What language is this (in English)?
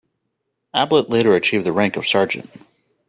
English